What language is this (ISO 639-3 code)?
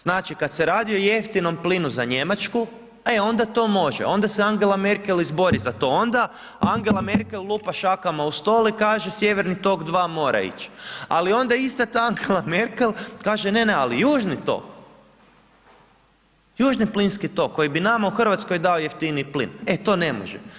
hrv